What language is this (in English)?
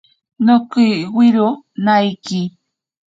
Ashéninka Perené